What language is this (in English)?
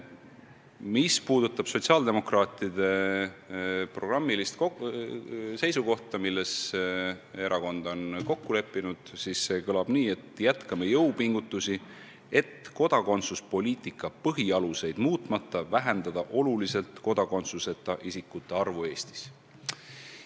Estonian